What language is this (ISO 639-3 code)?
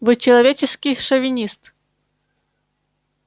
rus